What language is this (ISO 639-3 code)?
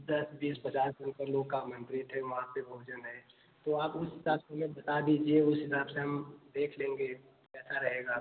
hin